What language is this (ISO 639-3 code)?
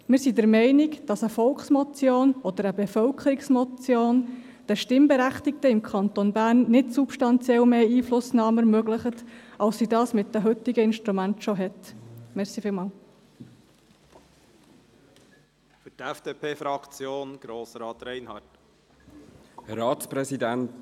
gsw